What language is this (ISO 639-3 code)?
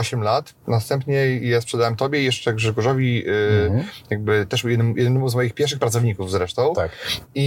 pol